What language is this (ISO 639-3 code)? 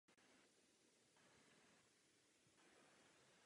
ces